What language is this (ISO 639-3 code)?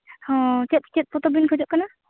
sat